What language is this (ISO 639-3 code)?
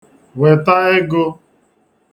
ibo